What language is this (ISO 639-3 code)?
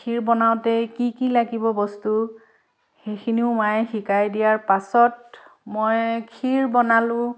asm